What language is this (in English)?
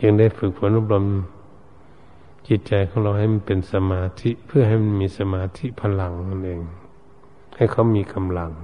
Thai